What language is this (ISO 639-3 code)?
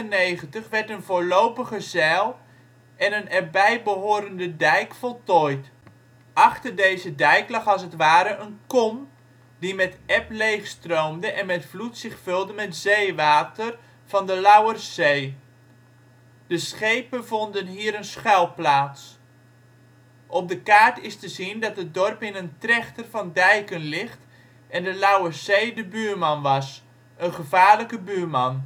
nld